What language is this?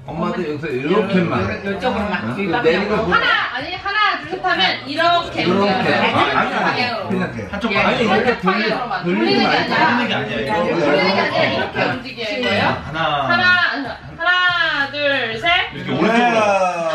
Korean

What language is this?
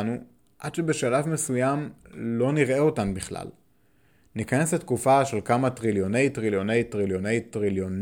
Hebrew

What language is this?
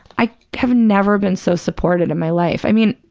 English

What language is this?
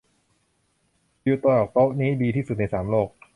Thai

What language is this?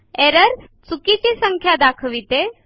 Marathi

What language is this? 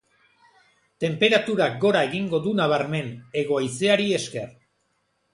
Basque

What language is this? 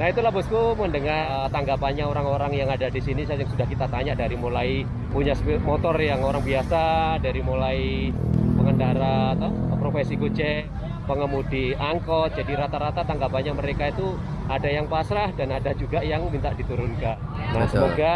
Indonesian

